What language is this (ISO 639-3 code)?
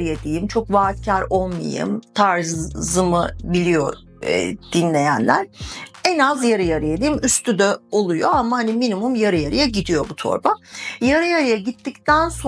tur